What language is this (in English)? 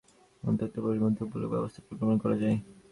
Bangla